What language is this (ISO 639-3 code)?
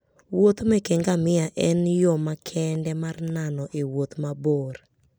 luo